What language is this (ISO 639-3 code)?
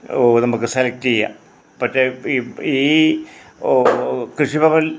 mal